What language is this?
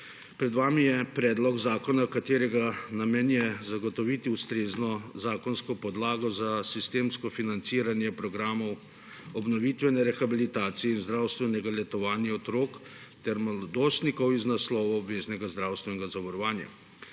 Slovenian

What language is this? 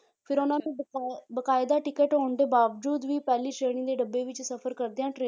Punjabi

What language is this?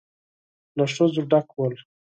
Pashto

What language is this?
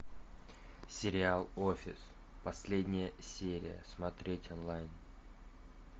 Russian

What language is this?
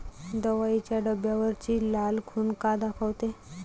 Marathi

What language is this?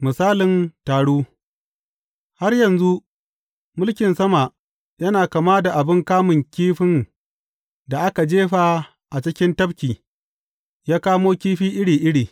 Hausa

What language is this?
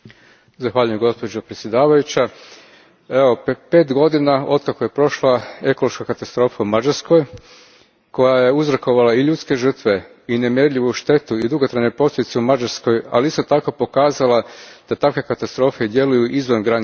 Croatian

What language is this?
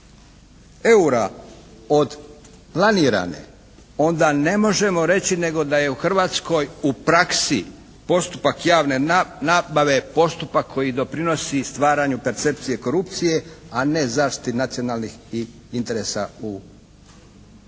Croatian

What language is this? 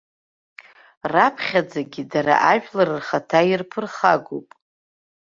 Abkhazian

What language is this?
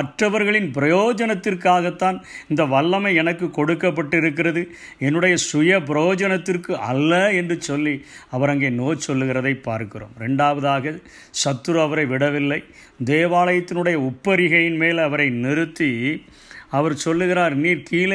Tamil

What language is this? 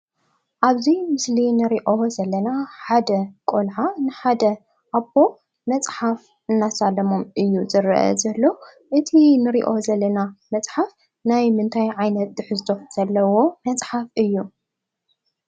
Tigrinya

